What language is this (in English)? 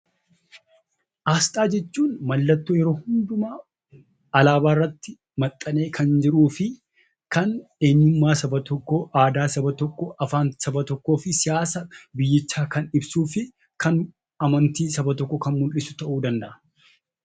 Oromo